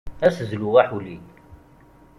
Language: Kabyle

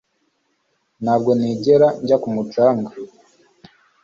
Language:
Kinyarwanda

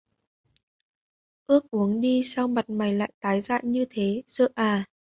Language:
Vietnamese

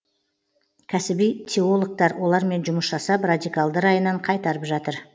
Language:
Kazakh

